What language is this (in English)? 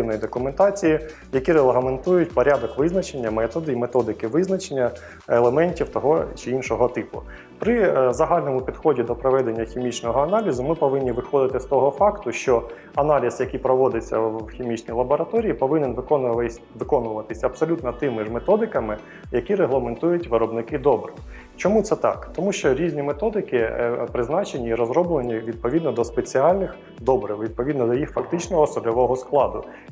Ukrainian